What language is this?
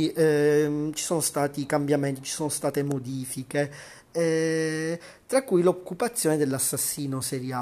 Italian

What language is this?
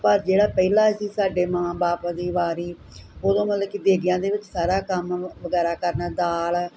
Punjabi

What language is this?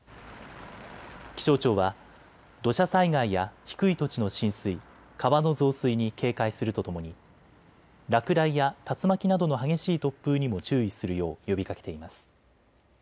Japanese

